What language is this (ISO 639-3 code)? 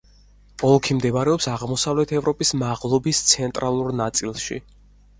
kat